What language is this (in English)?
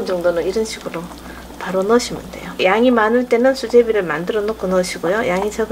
Korean